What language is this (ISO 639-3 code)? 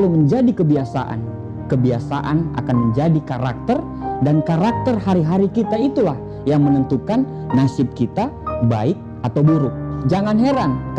ind